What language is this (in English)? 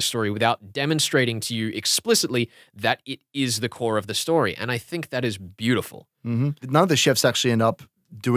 English